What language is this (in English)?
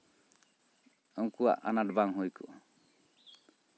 Santali